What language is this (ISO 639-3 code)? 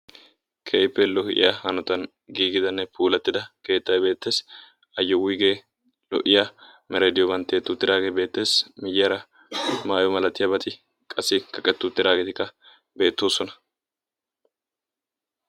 wal